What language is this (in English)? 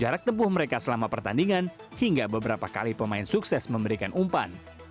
Indonesian